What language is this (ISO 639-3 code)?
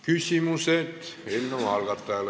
est